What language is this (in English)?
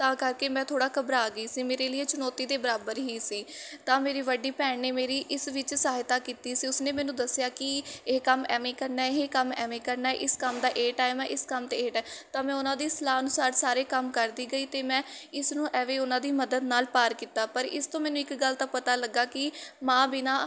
Punjabi